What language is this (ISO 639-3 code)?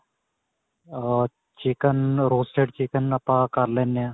pan